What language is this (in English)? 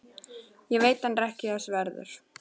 Icelandic